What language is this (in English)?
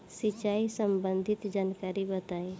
Bhojpuri